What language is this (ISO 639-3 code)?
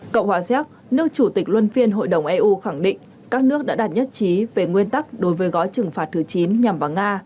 vie